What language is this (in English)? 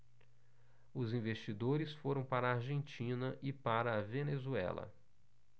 Portuguese